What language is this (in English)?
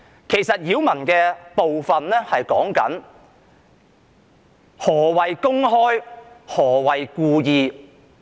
Cantonese